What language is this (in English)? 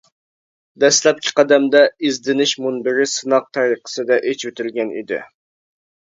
Uyghur